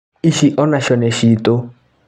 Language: Kikuyu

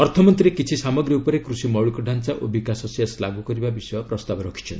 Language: Odia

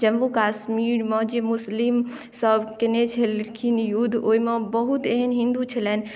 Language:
Maithili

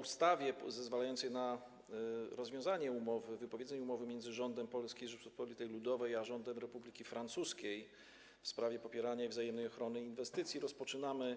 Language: Polish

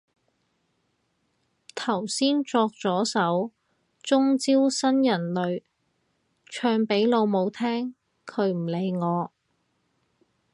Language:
Cantonese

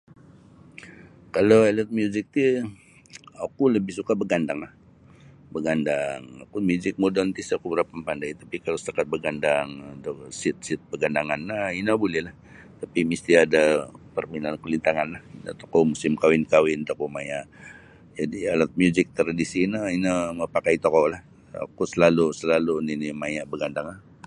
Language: Sabah Bisaya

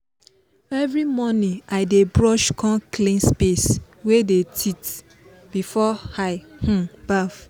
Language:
Nigerian Pidgin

